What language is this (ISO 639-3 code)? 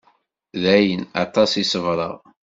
kab